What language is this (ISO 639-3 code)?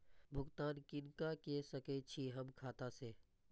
mai